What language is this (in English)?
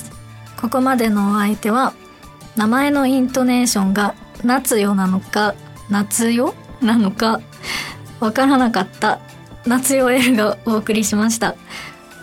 Japanese